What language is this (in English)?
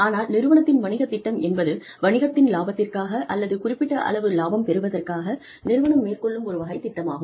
Tamil